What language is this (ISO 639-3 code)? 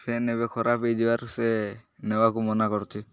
ori